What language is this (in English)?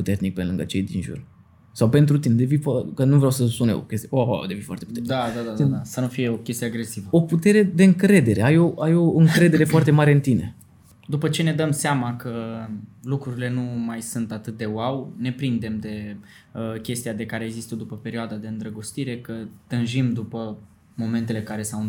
Romanian